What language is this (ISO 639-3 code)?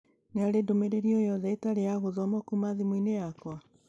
kik